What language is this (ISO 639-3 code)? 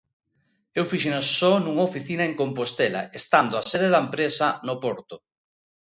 glg